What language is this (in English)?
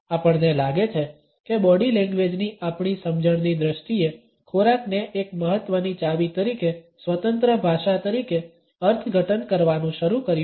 Gujarati